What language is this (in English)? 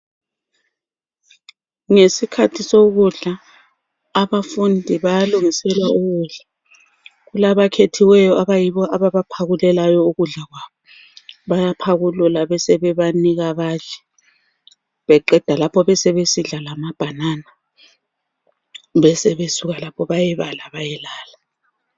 North Ndebele